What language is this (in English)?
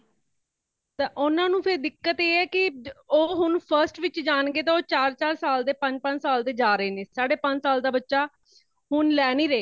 Punjabi